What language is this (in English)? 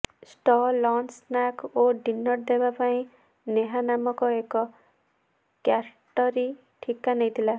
Odia